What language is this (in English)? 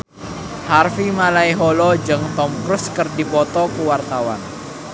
Sundanese